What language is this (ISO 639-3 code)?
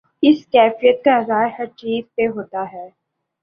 urd